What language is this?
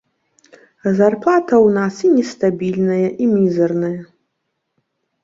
Belarusian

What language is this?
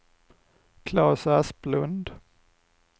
Swedish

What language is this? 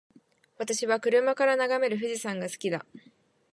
Japanese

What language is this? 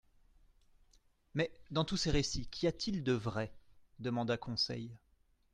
French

